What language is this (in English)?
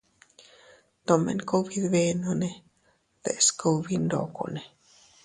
Teutila Cuicatec